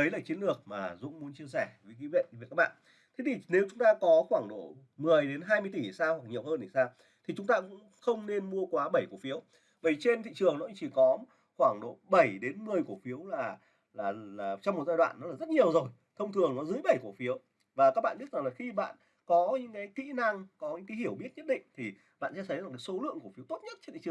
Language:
Vietnamese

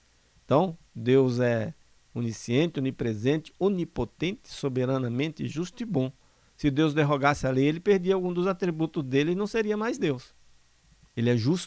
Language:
Portuguese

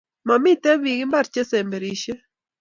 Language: Kalenjin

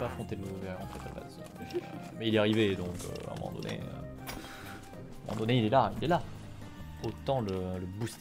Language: French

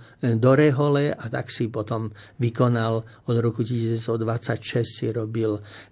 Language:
Slovak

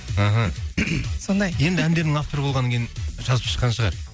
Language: Kazakh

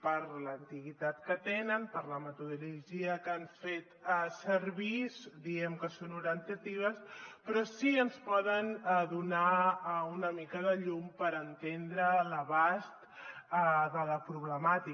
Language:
Catalan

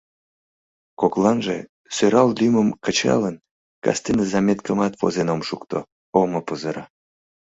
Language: Mari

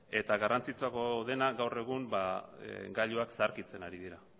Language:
Basque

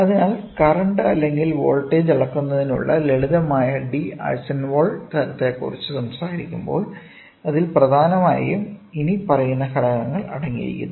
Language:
Malayalam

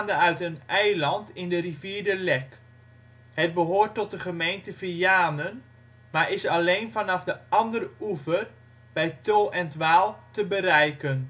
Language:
Dutch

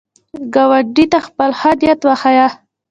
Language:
Pashto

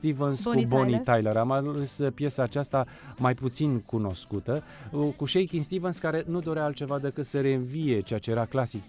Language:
Romanian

